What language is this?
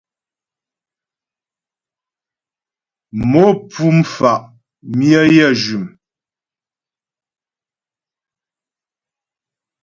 Ghomala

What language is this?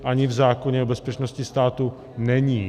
Czech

